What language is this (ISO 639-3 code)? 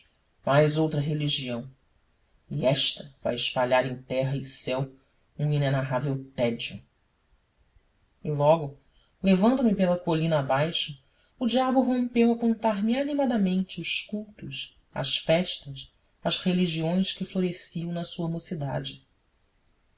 por